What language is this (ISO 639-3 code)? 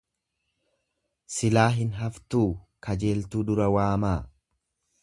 orm